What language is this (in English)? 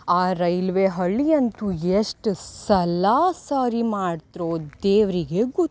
Kannada